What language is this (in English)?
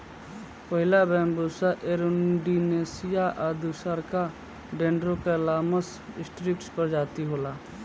Bhojpuri